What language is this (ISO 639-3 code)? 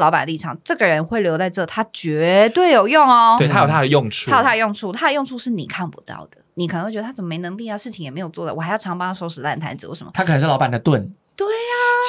zho